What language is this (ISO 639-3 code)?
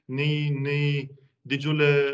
lit